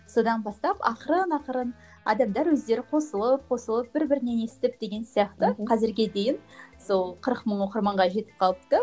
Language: Kazakh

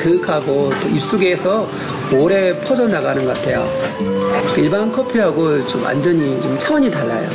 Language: Korean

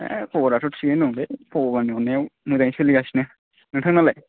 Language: Bodo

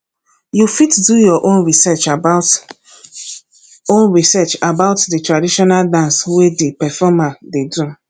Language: Nigerian Pidgin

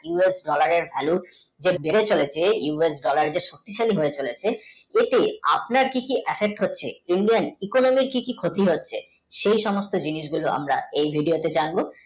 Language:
Bangla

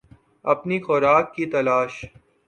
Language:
Urdu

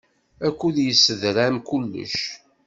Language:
Kabyle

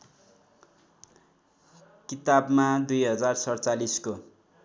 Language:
Nepali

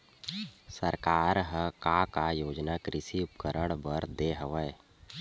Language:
Chhattisgarhi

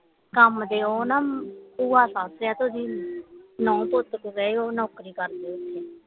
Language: Punjabi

